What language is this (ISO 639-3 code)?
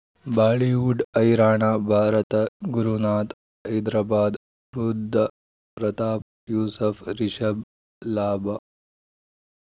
kan